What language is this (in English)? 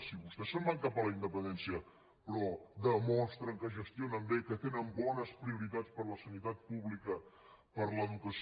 Catalan